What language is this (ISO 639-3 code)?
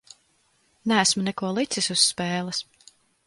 lav